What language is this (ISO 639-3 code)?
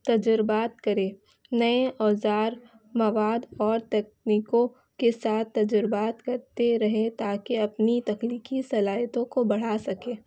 urd